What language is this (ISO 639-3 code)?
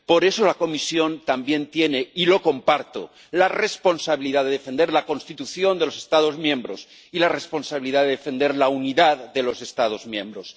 spa